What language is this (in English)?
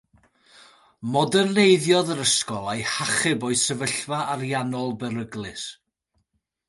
Welsh